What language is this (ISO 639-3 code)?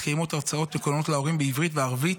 heb